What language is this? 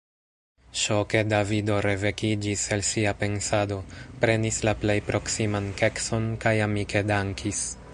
Esperanto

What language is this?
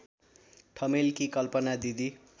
Nepali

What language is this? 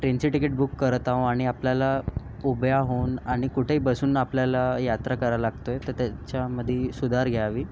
Marathi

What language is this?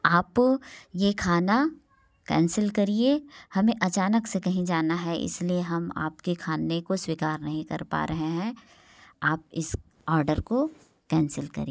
Hindi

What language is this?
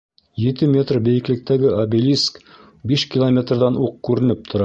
Bashkir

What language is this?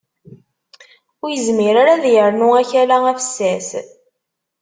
Kabyle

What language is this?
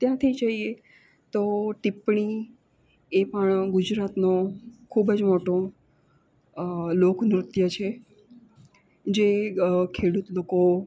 Gujarati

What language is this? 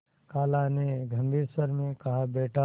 Hindi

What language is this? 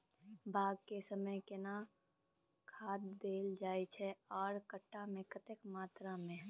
Maithili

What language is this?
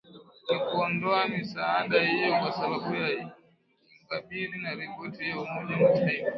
Swahili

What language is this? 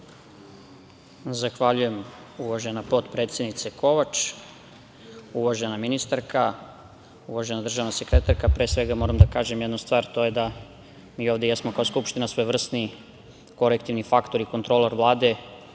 Serbian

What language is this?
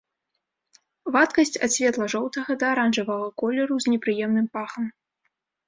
Belarusian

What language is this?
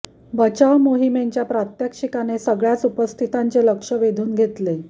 Marathi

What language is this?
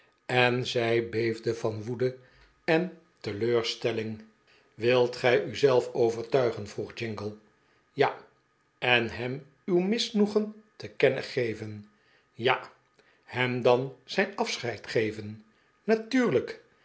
Dutch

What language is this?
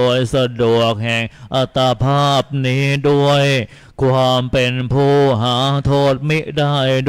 Thai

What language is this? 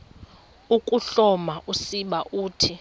Xhosa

